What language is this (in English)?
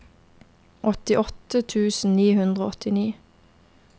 Norwegian